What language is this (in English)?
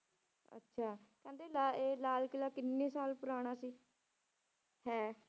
Punjabi